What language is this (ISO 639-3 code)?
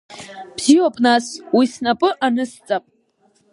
abk